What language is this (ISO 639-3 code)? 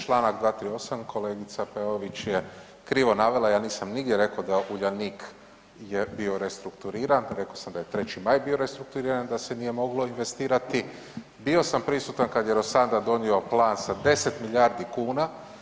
hrv